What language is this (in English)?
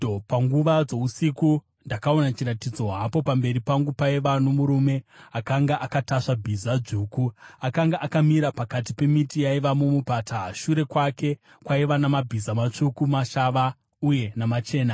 Shona